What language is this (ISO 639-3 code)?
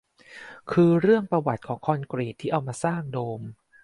tha